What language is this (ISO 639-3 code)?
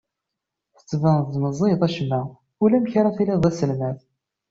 kab